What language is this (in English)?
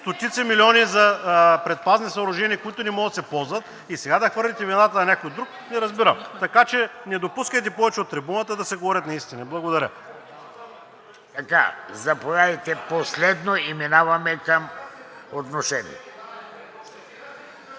Bulgarian